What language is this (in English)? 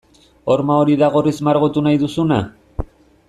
Basque